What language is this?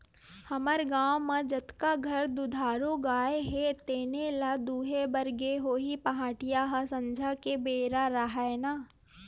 Chhattisgarhi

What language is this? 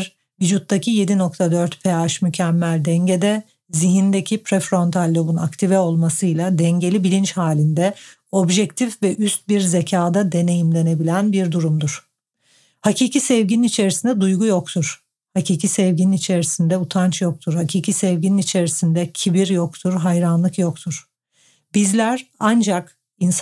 Turkish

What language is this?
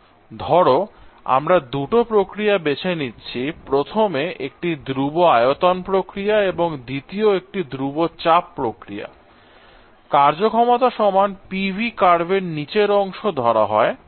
Bangla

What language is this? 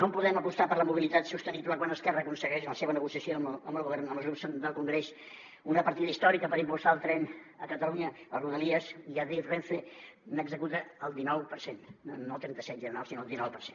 Catalan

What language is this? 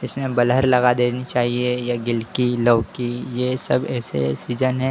Hindi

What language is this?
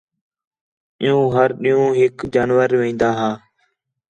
Khetrani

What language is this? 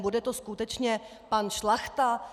Czech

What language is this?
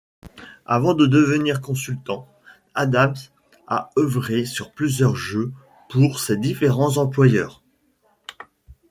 French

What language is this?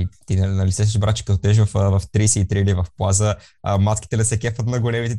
Bulgarian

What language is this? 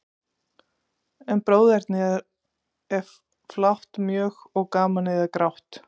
Icelandic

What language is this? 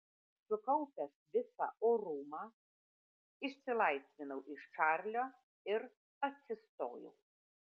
Lithuanian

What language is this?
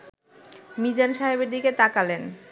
Bangla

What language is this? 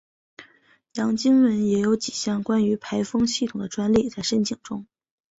Chinese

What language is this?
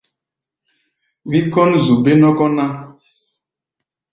Gbaya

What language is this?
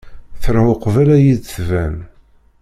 Kabyle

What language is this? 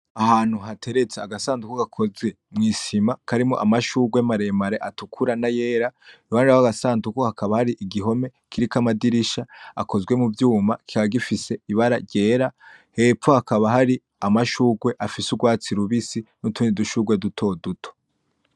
Rundi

